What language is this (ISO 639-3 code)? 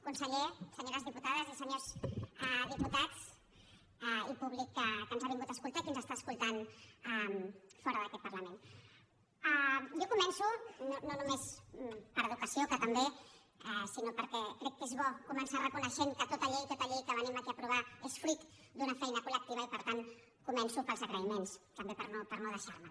cat